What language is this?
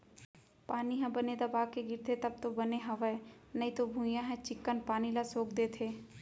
Chhattisgarhi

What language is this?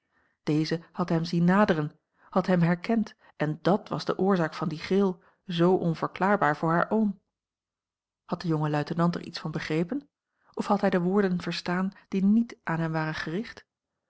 Dutch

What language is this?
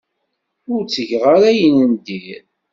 Kabyle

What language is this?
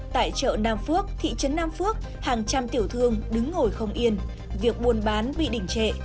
Vietnamese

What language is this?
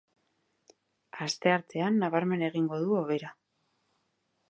Basque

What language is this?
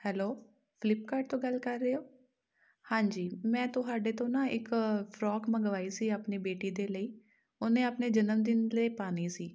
Punjabi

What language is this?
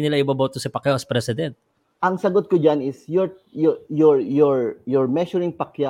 Filipino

